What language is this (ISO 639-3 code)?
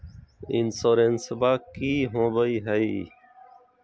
mag